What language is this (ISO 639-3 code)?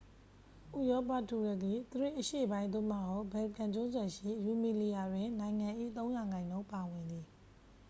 mya